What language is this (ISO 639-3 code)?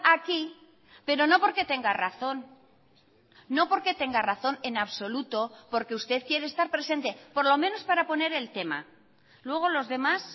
spa